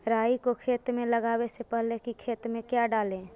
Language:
Magahi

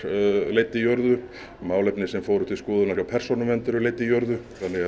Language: Icelandic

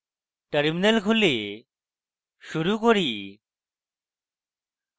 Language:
Bangla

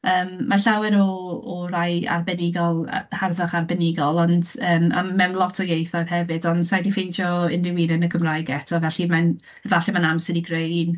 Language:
Welsh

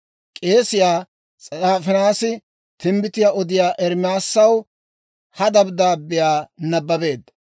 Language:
Dawro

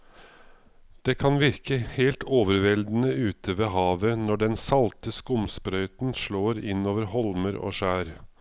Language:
Norwegian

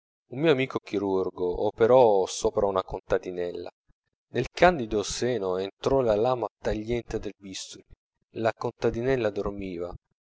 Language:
Italian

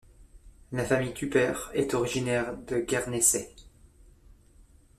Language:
French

